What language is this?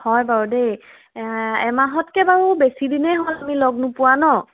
Assamese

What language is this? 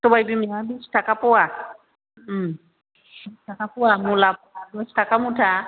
Bodo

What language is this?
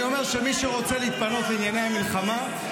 Hebrew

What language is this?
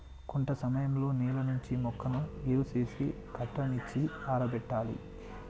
Telugu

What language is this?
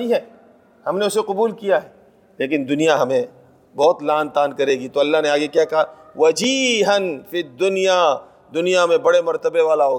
Urdu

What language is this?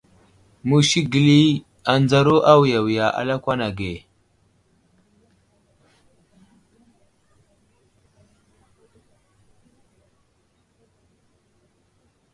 Wuzlam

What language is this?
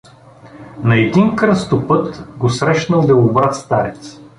Bulgarian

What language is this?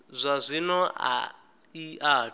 Venda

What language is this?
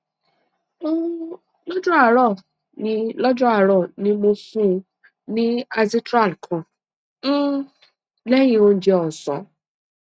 Yoruba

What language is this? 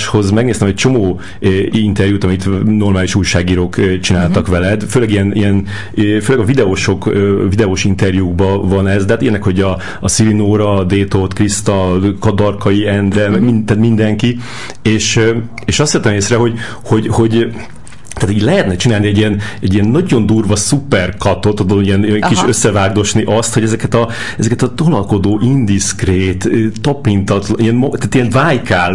Hungarian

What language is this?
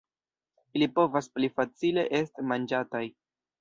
Esperanto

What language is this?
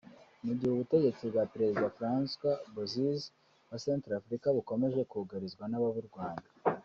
Kinyarwanda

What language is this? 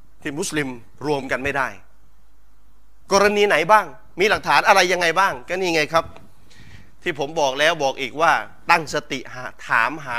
Thai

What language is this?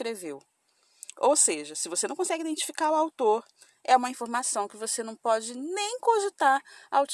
Portuguese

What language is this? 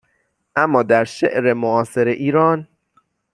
Persian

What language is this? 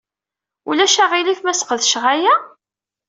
Kabyle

